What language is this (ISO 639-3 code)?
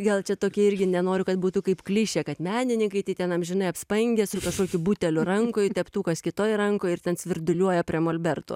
lit